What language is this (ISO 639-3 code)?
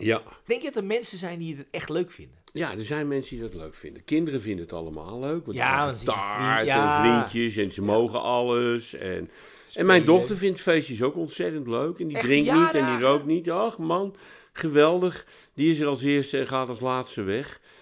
nld